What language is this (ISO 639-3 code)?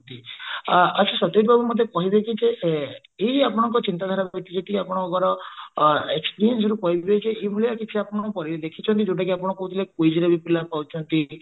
ori